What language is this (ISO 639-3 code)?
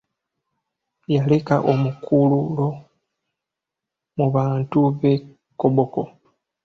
lug